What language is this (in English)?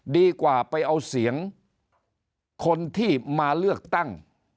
Thai